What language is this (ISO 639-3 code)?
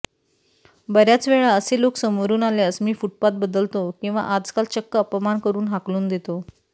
mar